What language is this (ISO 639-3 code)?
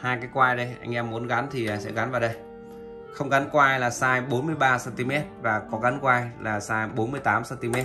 vie